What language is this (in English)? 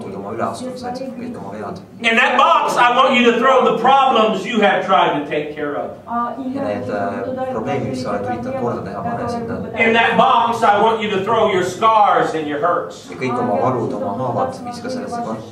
English